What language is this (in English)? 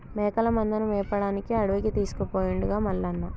Telugu